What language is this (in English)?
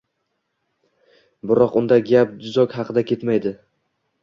Uzbek